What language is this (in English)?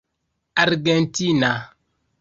Esperanto